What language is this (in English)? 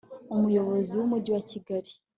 Kinyarwanda